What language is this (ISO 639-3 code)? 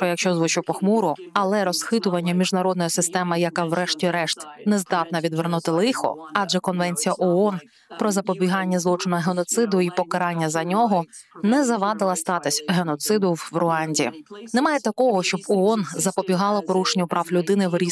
ukr